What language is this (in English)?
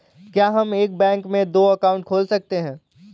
Hindi